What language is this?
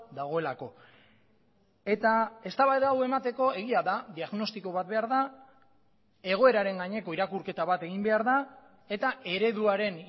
Basque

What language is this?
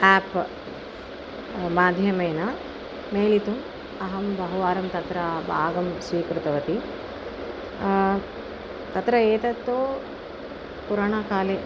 Sanskrit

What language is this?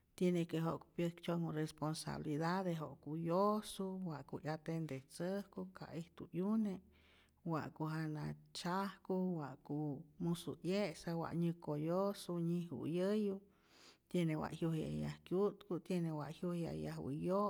Rayón Zoque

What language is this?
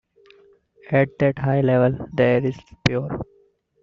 English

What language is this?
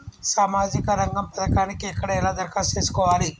Telugu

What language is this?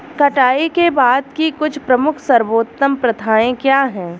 Hindi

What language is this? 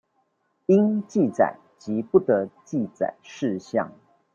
Chinese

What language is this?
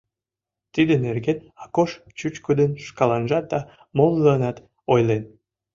Mari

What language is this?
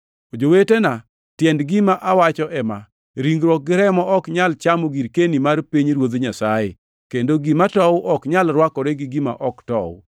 Luo (Kenya and Tanzania)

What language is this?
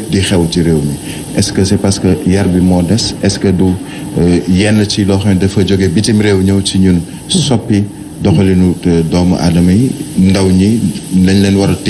French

